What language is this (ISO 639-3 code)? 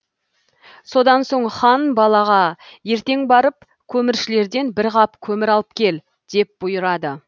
kaz